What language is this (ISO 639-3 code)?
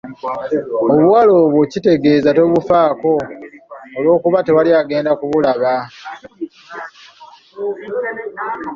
lug